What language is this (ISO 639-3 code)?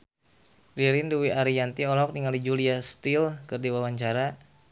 sun